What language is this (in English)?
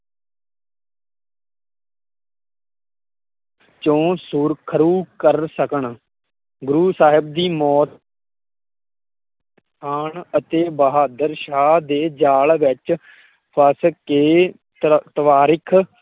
Punjabi